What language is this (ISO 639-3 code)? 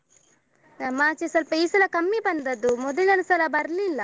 kan